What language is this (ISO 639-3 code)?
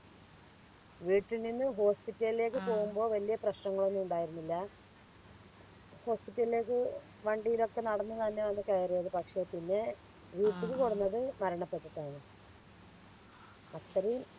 mal